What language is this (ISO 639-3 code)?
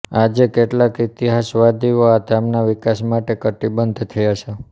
guj